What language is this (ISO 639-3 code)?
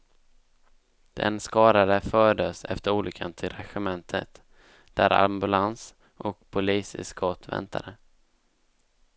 swe